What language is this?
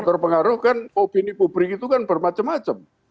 Indonesian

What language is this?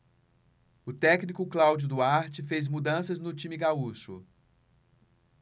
Portuguese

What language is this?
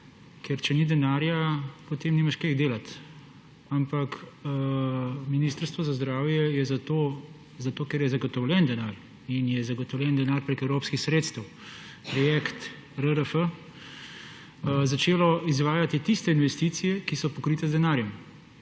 Slovenian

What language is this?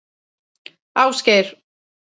Icelandic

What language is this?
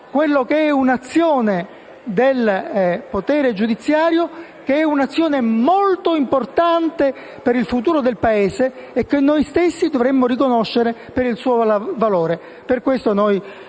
Italian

